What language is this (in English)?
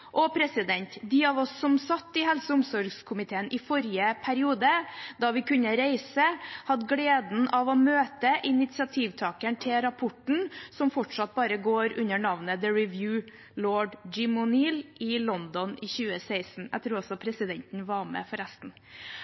Norwegian Bokmål